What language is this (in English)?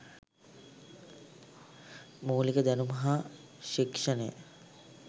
Sinhala